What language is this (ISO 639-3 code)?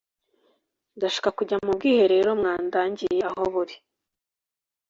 kin